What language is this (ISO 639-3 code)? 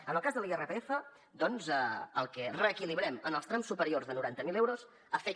cat